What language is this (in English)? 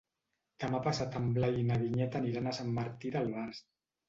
Catalan